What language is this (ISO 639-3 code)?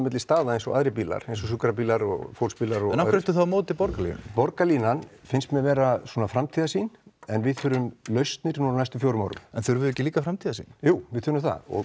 isl